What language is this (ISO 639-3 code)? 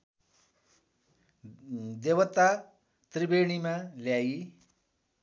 nep